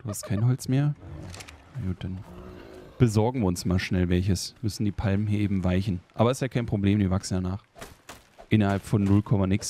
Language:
German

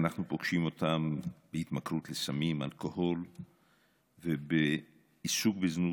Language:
Hebrew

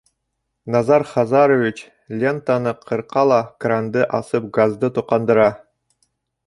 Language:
Bashkir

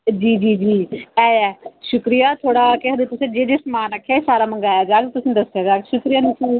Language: Dogri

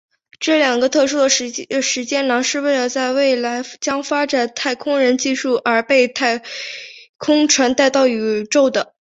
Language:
Chinese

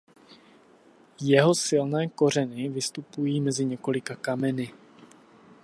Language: Czech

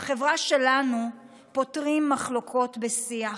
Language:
Hebrew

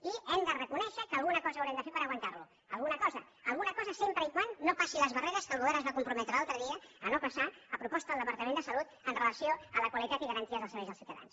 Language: Catalan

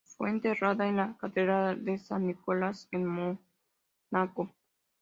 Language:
Spanish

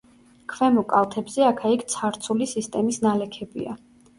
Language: Georgian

